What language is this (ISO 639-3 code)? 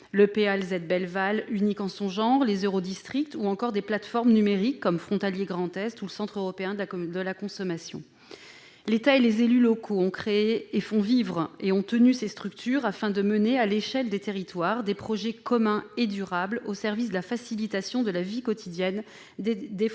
fra